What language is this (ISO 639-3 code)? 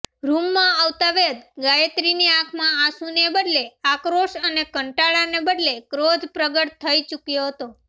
guj